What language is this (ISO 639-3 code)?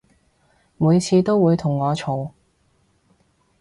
yue